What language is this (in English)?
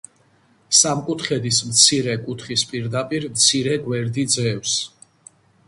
Georgian